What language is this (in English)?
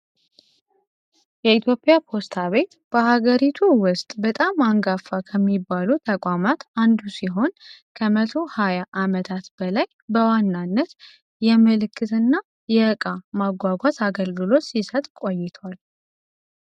Amharic